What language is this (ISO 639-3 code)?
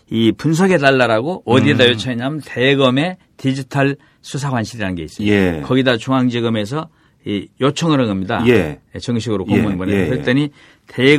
kor